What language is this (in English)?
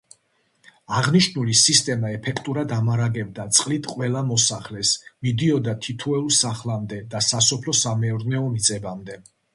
Georgian